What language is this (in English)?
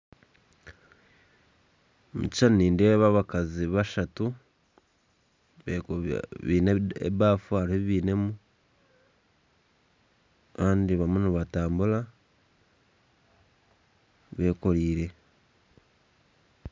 Nyankole